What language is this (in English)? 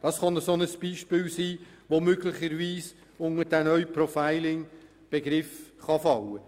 Swiss German